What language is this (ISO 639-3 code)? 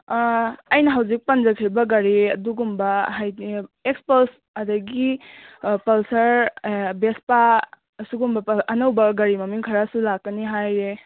mni